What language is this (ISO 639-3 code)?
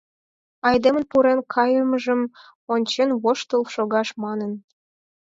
chm